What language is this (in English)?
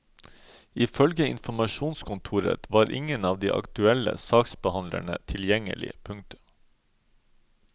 Norwegian